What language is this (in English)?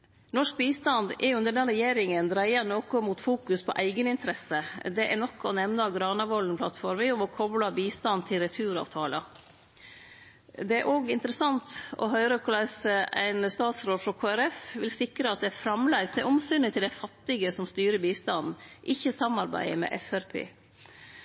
Norwegian Nynorsk